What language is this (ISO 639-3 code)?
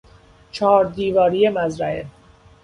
fas